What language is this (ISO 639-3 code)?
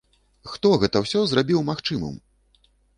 bel